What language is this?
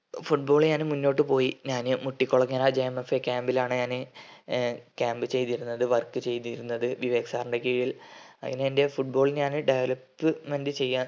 Malayalam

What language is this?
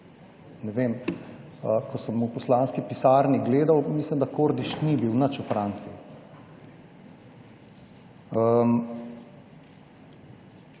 Slovenian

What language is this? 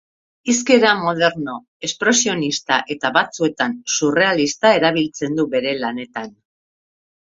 Basque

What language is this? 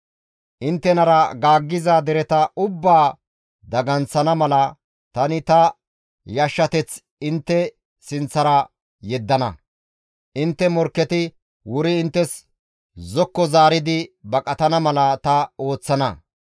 Gamo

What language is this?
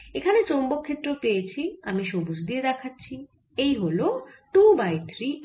Bangla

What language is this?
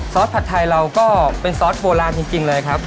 Thai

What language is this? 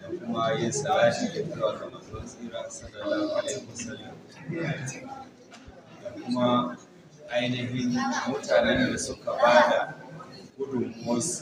Arabic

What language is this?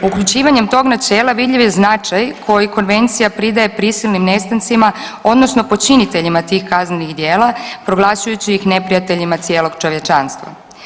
Croatian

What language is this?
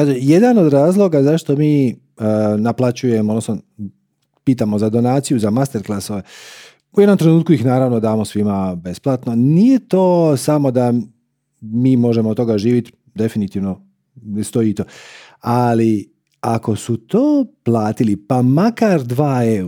Croatian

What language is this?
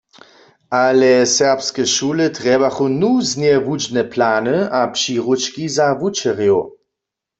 Upper Sorbian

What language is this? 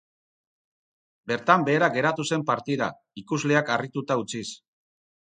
Basque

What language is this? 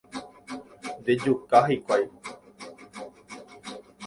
Guarani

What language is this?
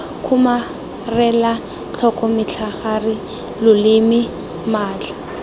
Tswana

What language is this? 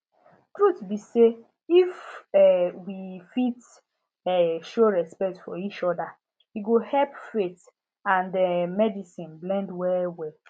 Nigerian Pidgin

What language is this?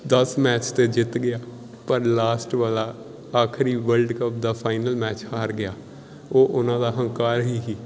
Punjabi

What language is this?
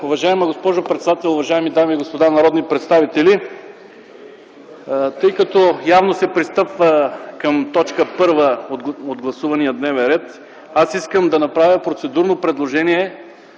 Bulgarian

